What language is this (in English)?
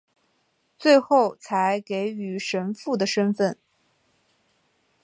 Chinese